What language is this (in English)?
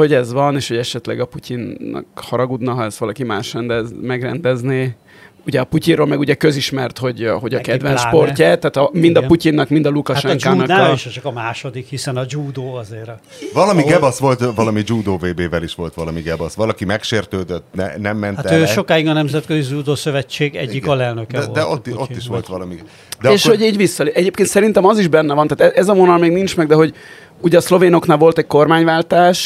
Hungarian